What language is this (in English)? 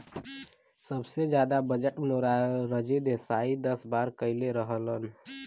Bhojpuri